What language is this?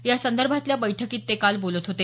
Marathi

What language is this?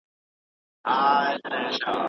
Pashto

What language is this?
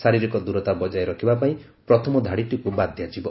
Odia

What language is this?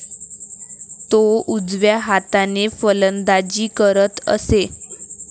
Marathi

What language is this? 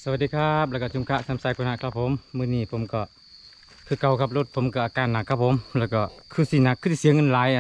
Thai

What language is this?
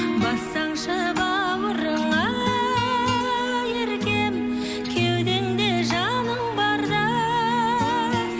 Kazakh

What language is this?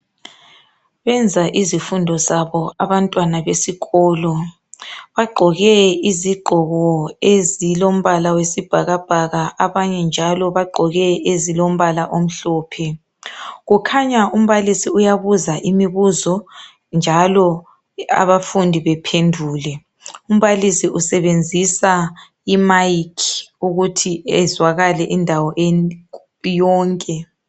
North Ndebele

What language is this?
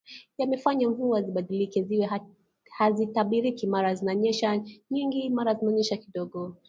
Swahili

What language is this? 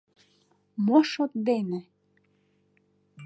Mari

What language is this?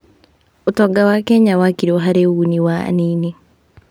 Kikuyu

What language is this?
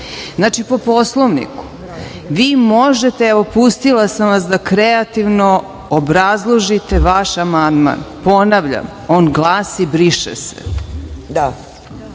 Serbian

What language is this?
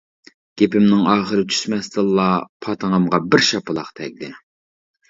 Uyghur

